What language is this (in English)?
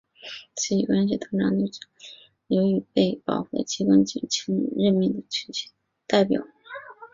Chinese